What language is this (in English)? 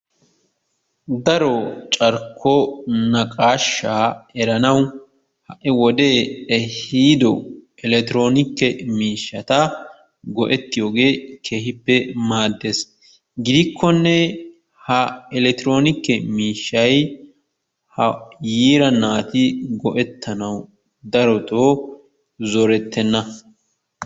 Wolaytta